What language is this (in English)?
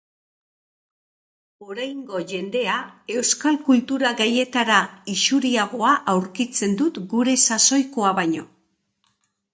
Basque